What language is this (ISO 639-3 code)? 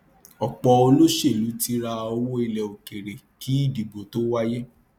yor